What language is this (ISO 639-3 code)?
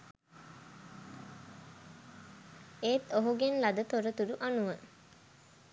sin